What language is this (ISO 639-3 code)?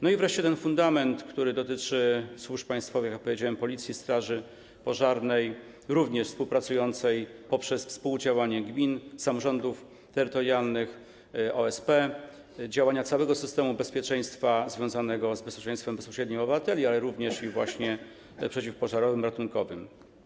pol